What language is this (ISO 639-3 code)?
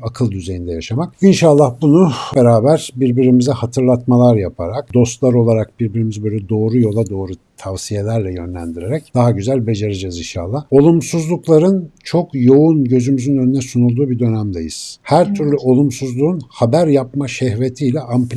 tur